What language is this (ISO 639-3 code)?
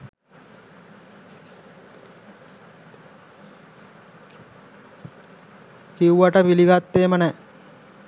sin